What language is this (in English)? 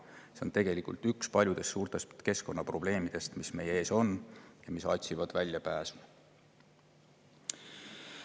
Estonian